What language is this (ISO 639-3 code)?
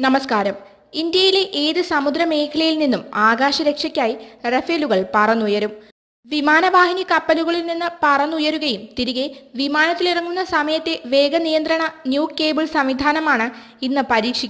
hin